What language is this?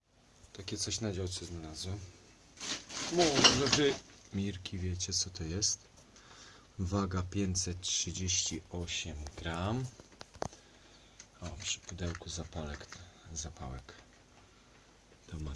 Polish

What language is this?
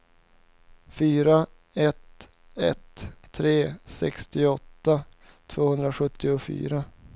Swedish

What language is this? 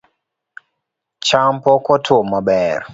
Luo (Kenya and Tanzania)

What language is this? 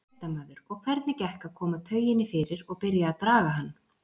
Icelandic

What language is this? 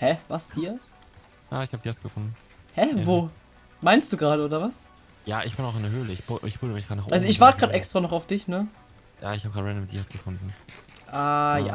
German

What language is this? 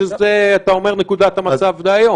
Hebrew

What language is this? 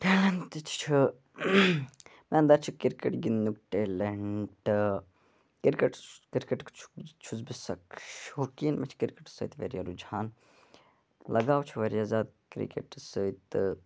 Kashmiri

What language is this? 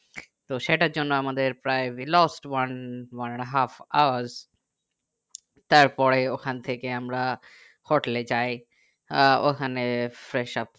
Bangla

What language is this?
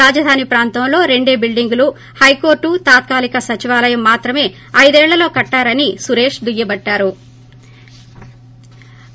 Telugu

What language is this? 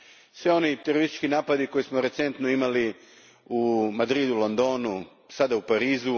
Croatian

